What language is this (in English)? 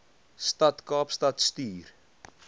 Afrikaans